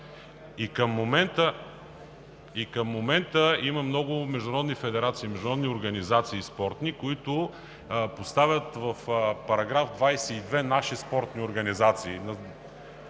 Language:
Bulgarian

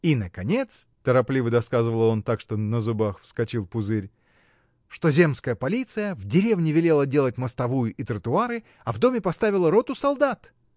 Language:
Russian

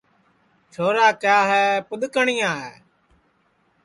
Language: Sansi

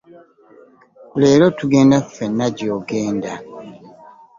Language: Ganda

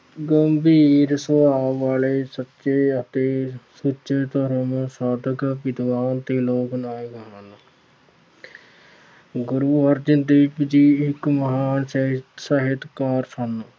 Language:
Punjabi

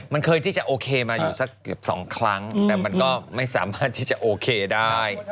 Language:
Thai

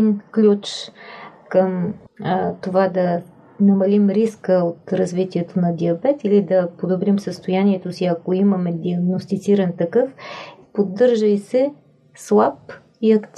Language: Bulgarian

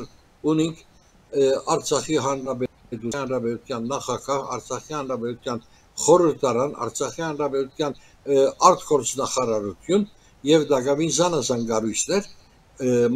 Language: Turkish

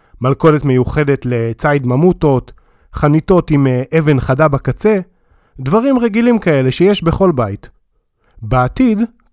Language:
Hebrew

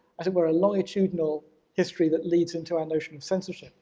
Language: English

